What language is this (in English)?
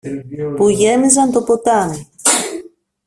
Greek